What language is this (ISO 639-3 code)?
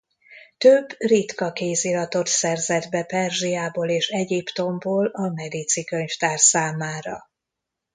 hun